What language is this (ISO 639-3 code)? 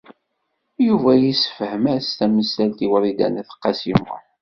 kab